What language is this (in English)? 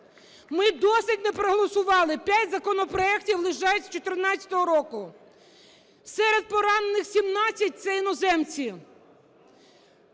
Ukrainian